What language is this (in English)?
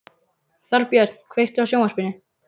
Icelandic